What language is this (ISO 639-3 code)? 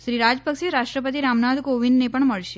guj